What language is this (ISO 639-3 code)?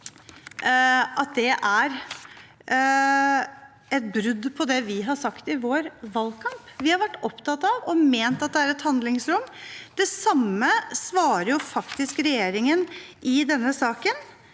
nor